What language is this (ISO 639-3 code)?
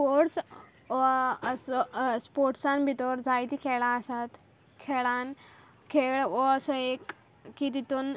kok